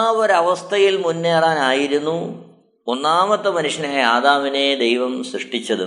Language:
Malayalam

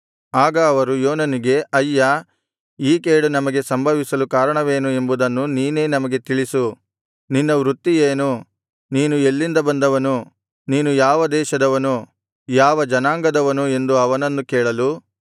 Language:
Kannada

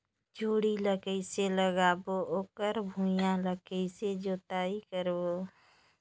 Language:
Chhattisgarhi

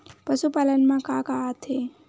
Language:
Chhattisgarhi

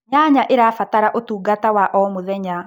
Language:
Kikuyu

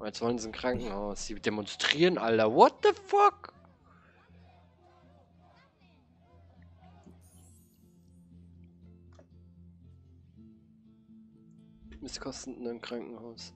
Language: German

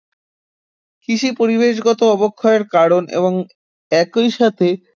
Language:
Bangla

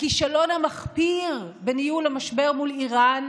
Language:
Hebrew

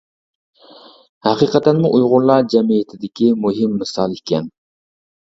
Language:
Uyghur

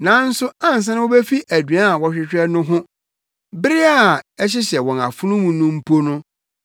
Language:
Akan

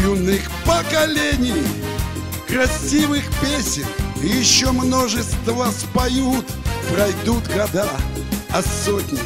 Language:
Russian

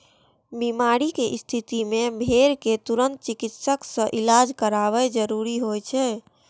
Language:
Maithili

